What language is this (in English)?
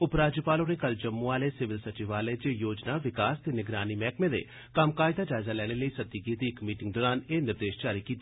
Dogri